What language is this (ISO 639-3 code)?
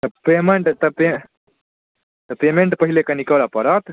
mai